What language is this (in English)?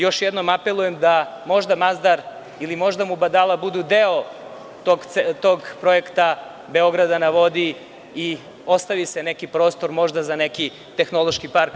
Serbian